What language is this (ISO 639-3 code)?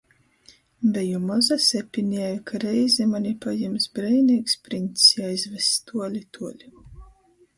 ltg